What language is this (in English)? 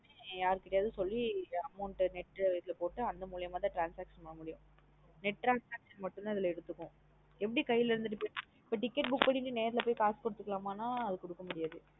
Tamil